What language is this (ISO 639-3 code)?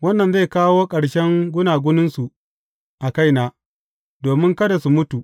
hau